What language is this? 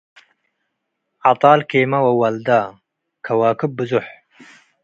Tigre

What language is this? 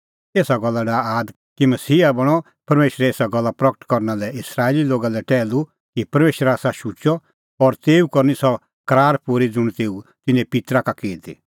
Kullu Pahari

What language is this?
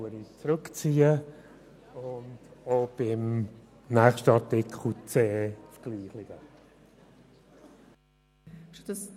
Swiss German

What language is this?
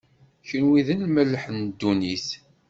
Kabyle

